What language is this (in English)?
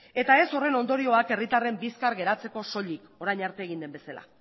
Basque